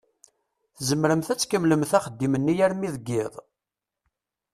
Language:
Kabyle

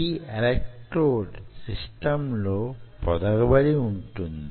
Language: Telugu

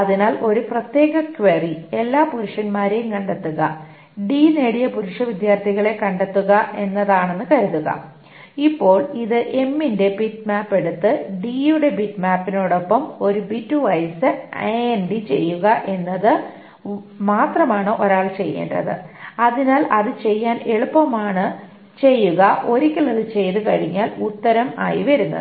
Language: Malayalam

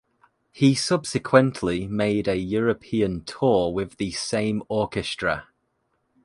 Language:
English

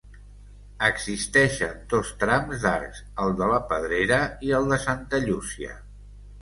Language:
Catalan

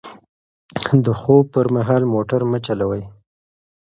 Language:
Pashto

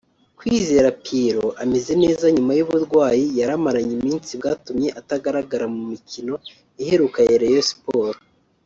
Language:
Kinyarwanda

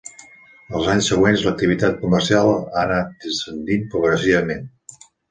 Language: Catalan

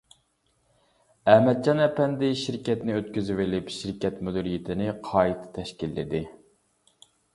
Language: Uyghur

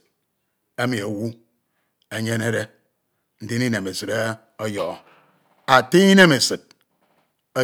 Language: Ito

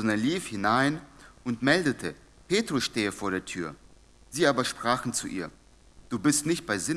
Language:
German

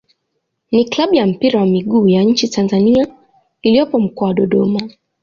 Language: Swahili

